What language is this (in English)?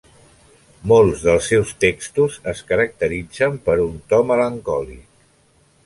Catalan